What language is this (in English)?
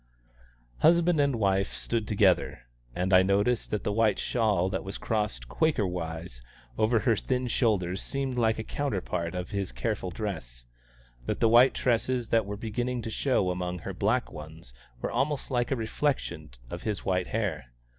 English